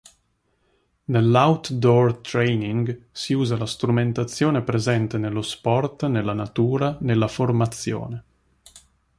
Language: Italian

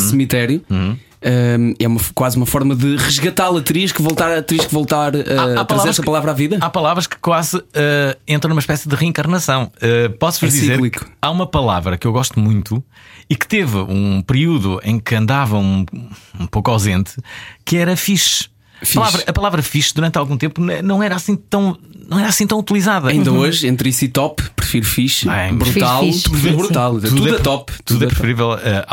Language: Portuguese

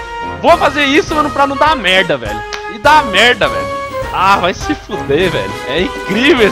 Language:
Portuguese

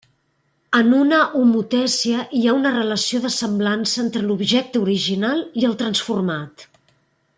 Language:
Catalan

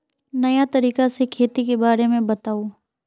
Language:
Magahi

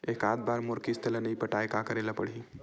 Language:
Chhattisgarhi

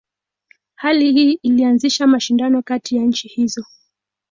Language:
Swahili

